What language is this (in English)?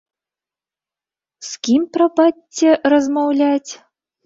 Belarusian